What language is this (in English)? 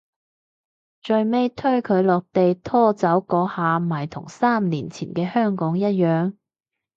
Cantonese